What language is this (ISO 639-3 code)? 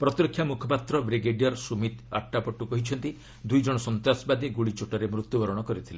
ori